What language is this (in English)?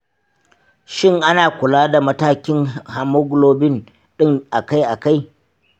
Hausa